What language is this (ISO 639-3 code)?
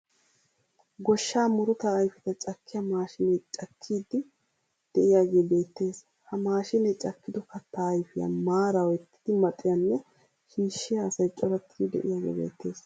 wal